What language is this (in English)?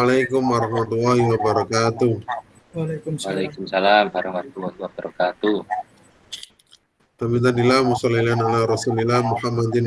Indonesian